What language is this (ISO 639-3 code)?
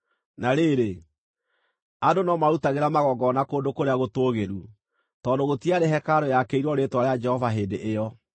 kik